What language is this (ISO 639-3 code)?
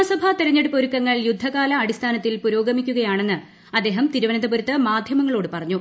mal